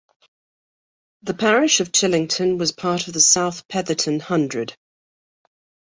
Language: English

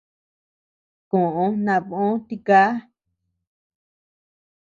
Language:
Tepeuxila Cuicatec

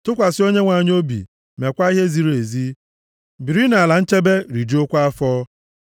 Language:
Igbo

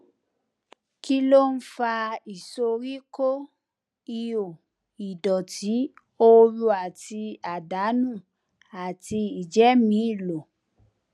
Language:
Yoruba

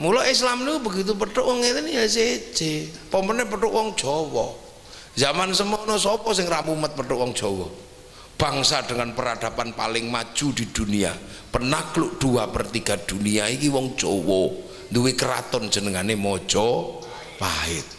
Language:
Indonesian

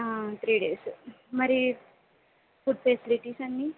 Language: Telugu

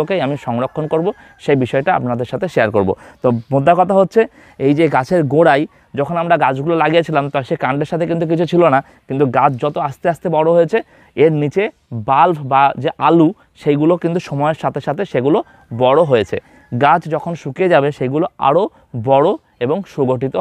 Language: Hindi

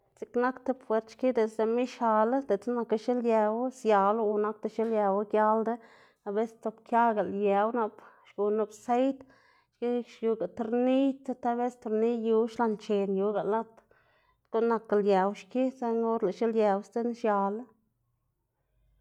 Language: Xanaguía Zapotec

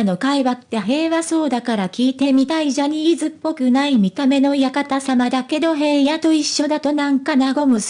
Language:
Japanese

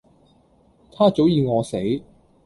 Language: Cantonese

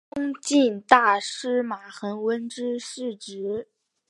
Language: Chinese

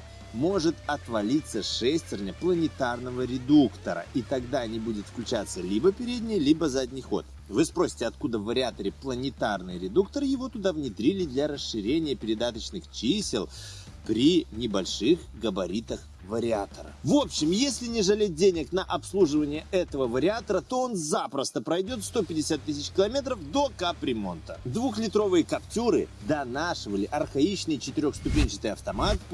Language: Russian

